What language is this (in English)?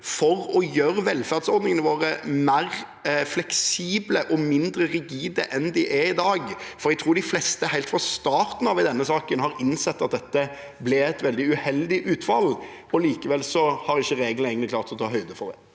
Norwegian